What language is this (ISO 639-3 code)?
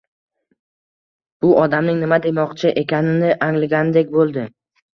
uzb